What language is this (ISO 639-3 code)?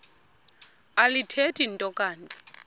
xho